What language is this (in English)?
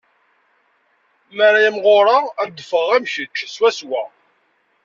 Kabyle